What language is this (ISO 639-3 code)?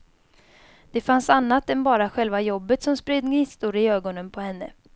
swe